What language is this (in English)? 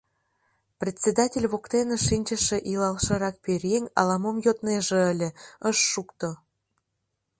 Mari